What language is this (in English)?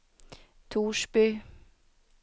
Swedish